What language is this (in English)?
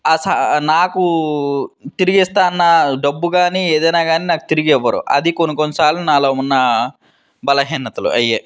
Telugu